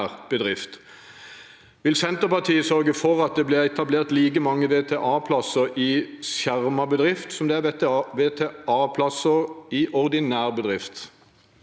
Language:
Norwegian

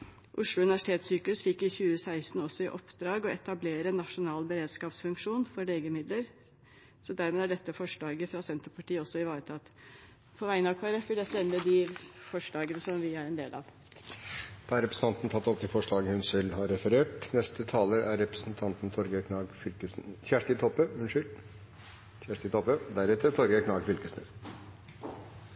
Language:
Norwegian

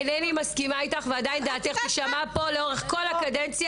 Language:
Hebrew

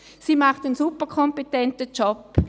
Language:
Swiss German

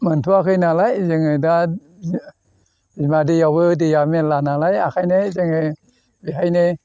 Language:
Bodo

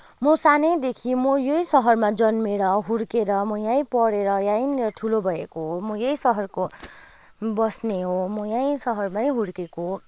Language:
Nepali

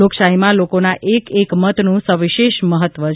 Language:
Gujarati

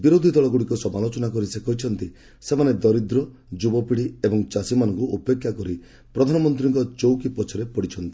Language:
Odia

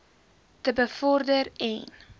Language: Afrikaans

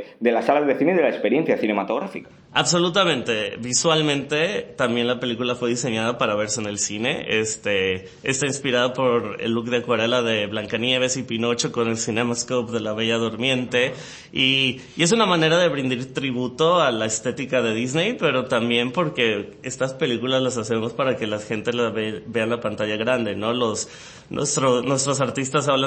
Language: Spanish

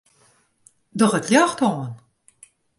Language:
Western Frisian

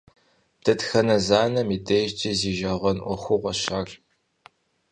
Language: Kabardian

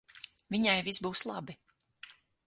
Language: Latvian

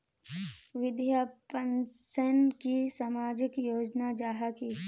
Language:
Magahi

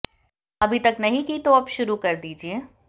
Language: Hindi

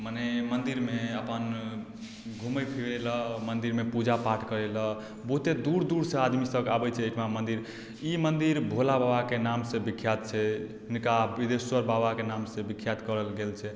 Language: Maithili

